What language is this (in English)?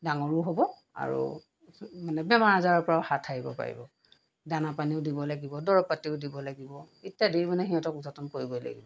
Assamese